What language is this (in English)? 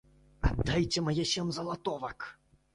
Belarusian